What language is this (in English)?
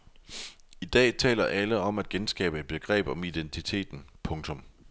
Danish